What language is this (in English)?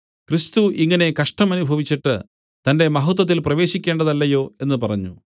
Malayalam